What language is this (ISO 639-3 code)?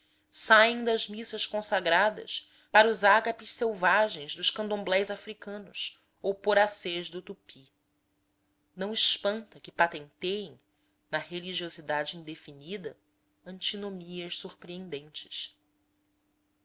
por